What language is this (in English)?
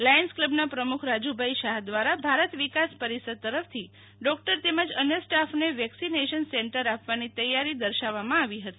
Gujarati